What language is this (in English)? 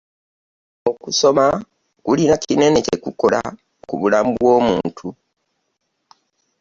Ganda